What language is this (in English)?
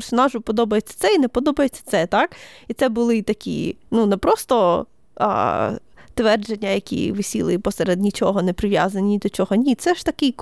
Ukrainian